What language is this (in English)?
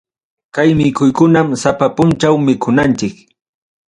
Ayacucho Quechua